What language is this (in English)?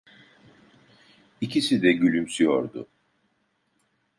Turkish